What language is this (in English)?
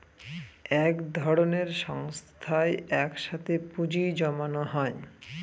Bangla